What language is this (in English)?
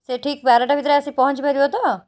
Odia